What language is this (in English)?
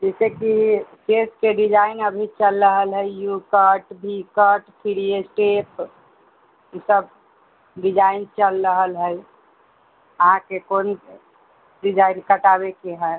Maithili